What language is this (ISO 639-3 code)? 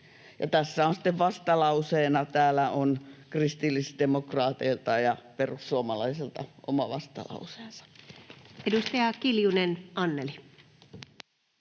fin